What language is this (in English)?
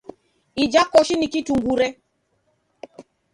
Taita